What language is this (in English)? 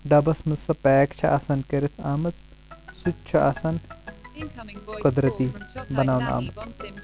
Kashmiri